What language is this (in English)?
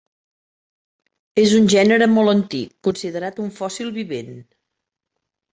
Catalan